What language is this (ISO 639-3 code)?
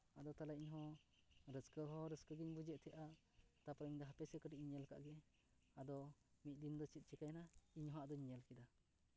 sat